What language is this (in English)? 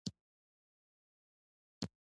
Pashto